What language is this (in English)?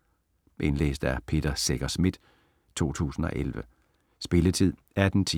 Danish